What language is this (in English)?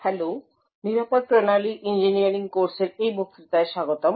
Bangla